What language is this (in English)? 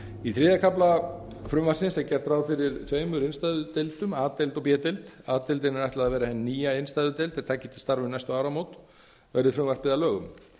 Icelandic